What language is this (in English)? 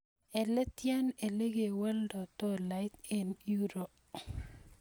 Kalenjin